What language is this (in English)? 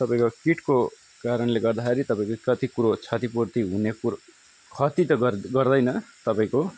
Nepali